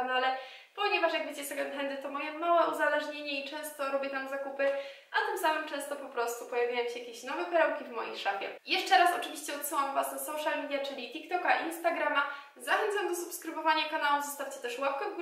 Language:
Polish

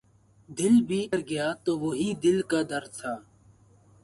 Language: Urdu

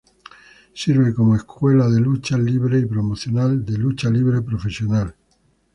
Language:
Spanish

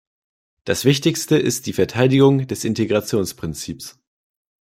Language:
German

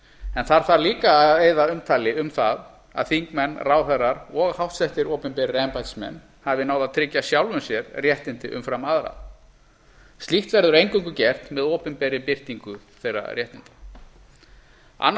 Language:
Icelandic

